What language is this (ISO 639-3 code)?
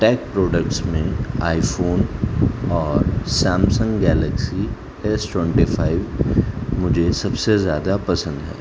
urd